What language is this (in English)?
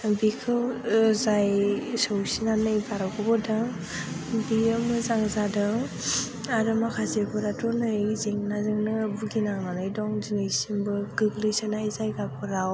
Bodo